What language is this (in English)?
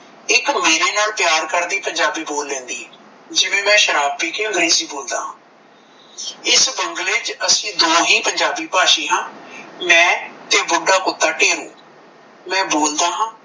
Punjabi